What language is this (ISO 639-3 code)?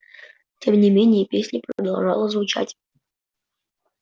rus